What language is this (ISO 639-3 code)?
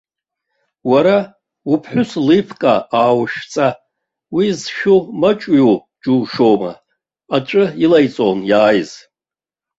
abk